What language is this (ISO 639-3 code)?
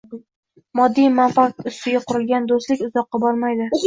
uzb